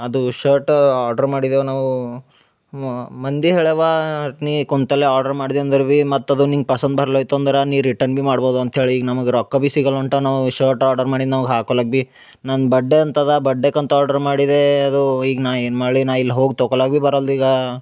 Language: Kannada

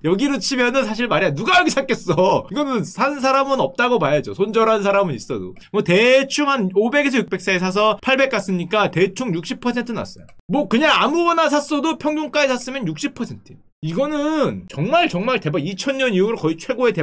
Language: Korean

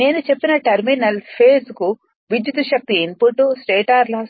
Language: Telugu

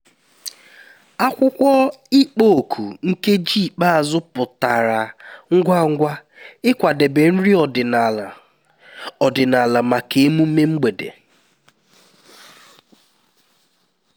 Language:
Igbo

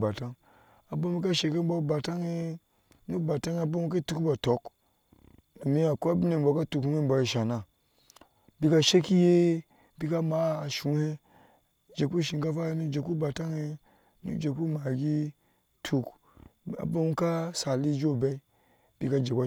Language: Ashe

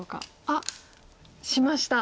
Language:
Japanese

